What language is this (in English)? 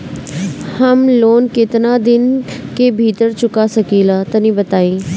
Bhojpuri